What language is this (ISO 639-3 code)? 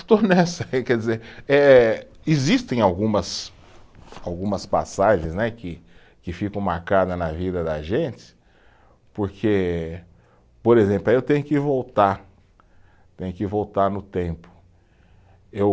por